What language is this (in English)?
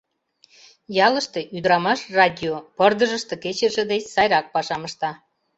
Mari